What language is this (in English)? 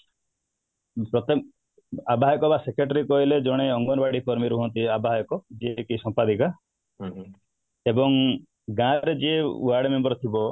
Odia